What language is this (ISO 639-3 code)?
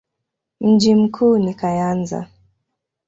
swa